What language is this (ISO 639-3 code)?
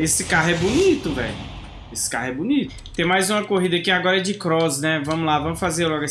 por